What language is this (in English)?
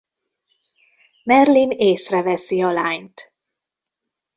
Hungarian